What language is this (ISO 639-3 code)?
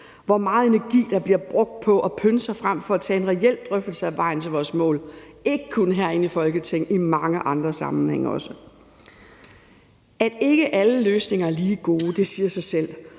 dan